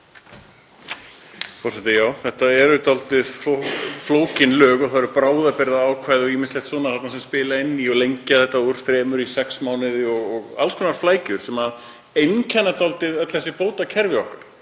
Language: Icelandic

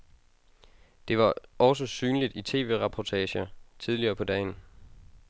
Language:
Danish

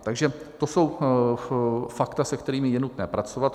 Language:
Czech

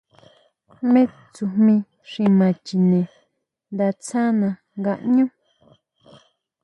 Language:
Huautla Mazatec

